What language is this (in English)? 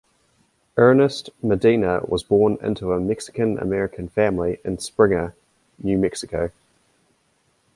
English